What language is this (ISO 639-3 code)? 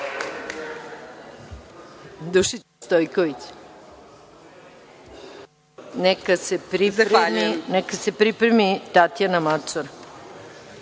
srp